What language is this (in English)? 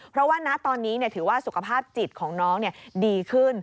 Thai